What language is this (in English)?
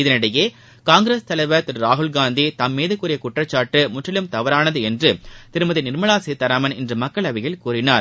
Tamil